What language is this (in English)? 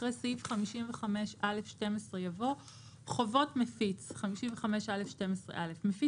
Hebrew